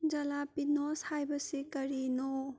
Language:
Manipuri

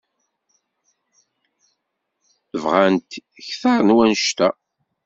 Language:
Kabyle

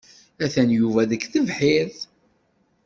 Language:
Kabyle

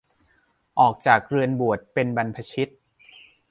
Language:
Thai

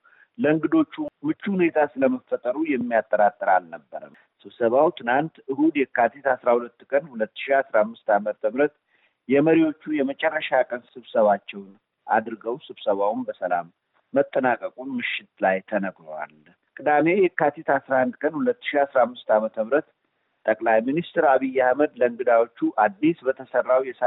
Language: Amharic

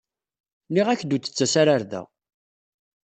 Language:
Kabyle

